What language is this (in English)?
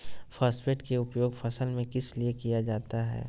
Magahi